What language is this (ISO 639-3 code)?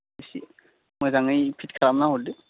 brx